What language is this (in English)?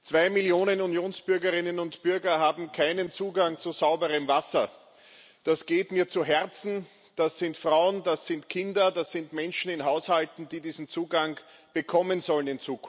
German